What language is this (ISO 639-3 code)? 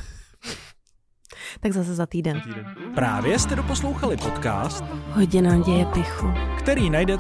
ces